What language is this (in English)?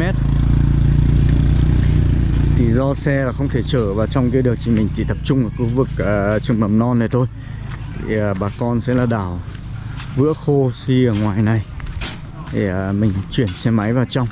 Vietnamese